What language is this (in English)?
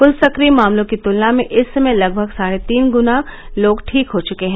Hindi